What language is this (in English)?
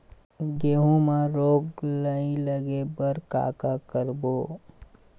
Chhattisgarhi